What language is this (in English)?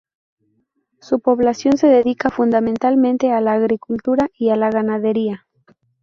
Spanish